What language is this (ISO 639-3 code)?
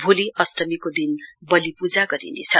nep